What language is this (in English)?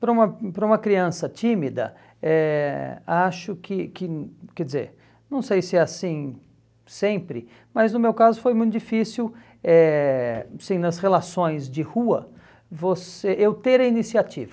Portuguese